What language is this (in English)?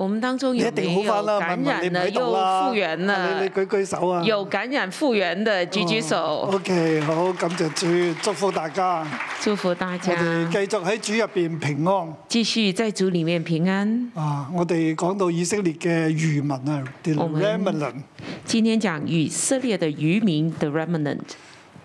Chinese